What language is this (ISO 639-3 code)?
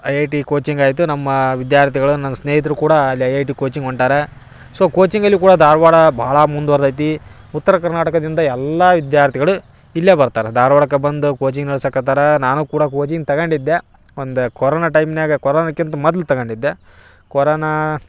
kan